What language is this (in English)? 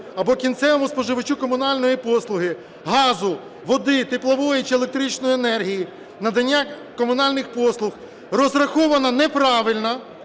Ukrainian